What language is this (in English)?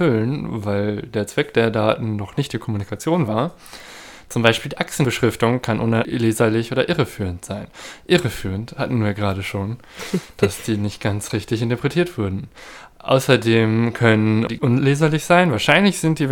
German